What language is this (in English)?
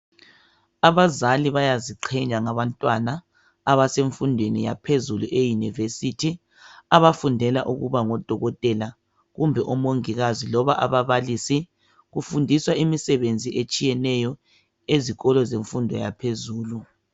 North Ndebele